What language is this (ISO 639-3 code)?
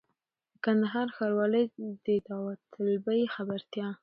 pus